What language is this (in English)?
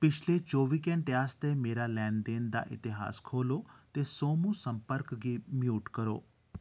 Dogri